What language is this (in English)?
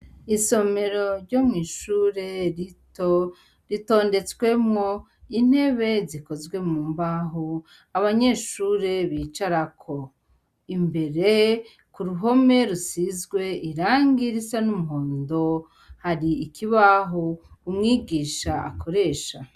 Rundi